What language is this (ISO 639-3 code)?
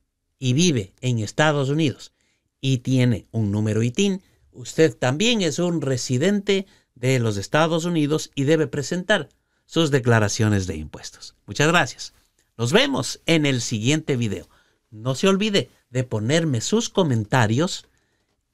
spa